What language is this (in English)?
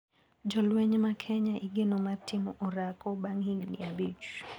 Luo (Kenya and Tanzania)